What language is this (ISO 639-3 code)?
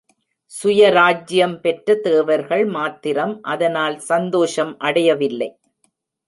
tam